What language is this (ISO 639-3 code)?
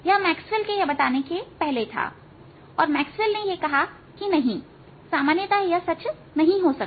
hin